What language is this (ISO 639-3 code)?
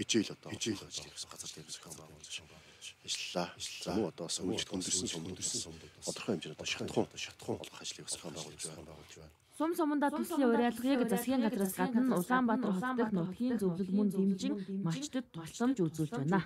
ron